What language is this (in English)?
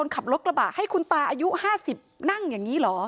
Thai